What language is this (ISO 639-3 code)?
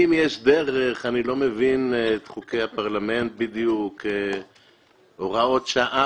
heb